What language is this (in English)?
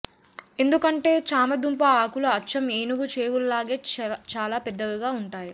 Telugu